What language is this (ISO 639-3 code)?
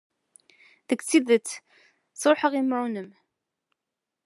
kab